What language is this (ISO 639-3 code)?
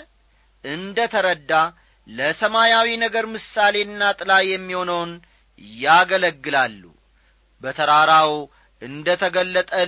amh